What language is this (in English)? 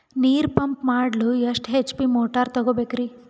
Kannada